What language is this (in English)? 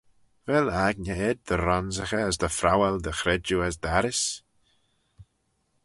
Manx